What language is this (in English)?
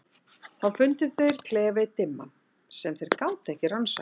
Icelandic